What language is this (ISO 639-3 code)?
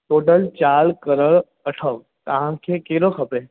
snd